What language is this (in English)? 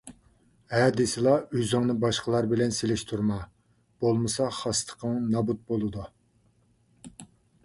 Uyghur